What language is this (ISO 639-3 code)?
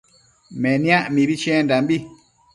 mcf